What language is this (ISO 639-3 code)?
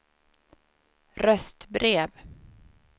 swe